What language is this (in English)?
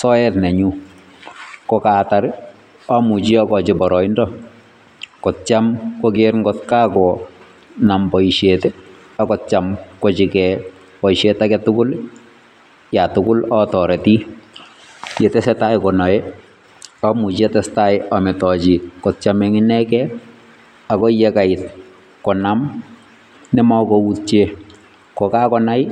Kalenjin